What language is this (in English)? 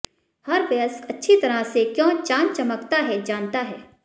Hindi